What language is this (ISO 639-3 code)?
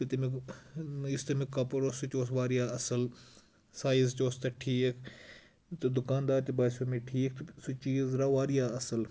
kas